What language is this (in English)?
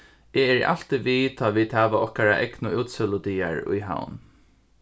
Faroese